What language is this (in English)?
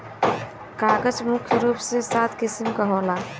Bhojpuri